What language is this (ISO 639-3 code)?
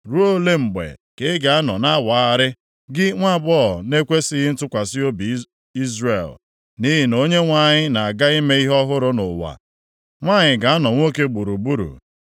ibo